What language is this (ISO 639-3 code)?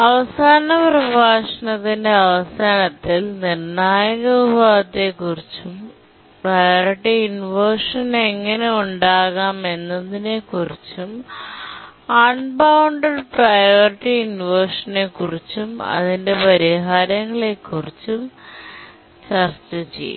mal